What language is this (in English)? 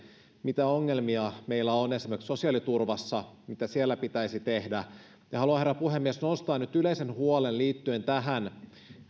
Finnish